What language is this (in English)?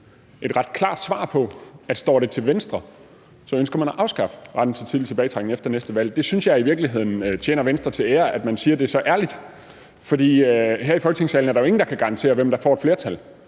Danish